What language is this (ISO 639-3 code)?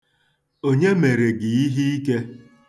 ibo